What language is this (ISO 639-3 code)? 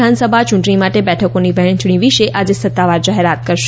guj